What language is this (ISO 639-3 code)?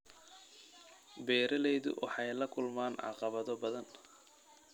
som